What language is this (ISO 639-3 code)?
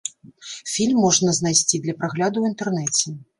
bel